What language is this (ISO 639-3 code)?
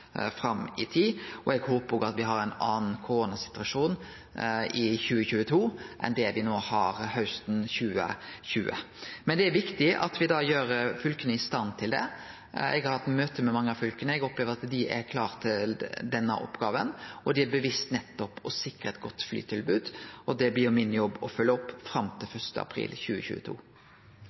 nno